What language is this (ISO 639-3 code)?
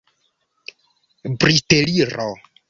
epo